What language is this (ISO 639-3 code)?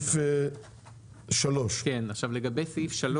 heb